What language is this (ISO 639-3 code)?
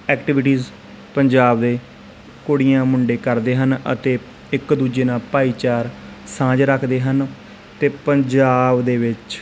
pan